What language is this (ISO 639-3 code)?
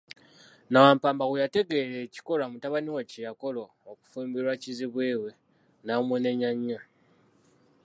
lug